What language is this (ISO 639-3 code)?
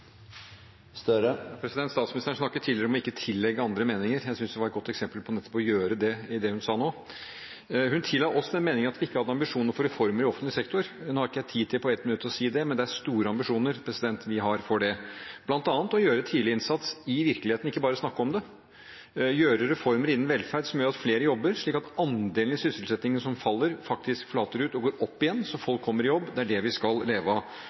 nor